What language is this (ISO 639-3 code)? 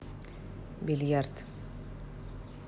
rus